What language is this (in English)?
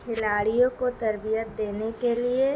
Urdu